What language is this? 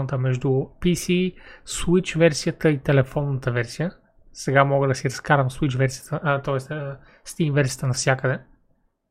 Bulgarian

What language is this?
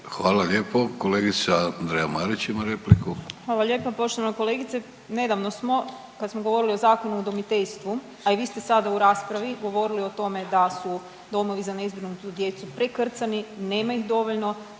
Croatian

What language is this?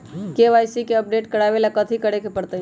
Magahi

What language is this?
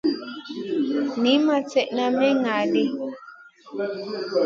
Masana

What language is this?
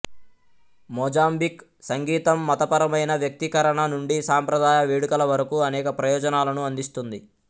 Telugu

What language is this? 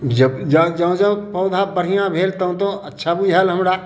Maithili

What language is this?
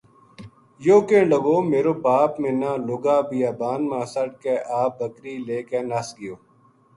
Gujari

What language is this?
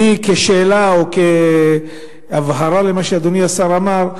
Hebrew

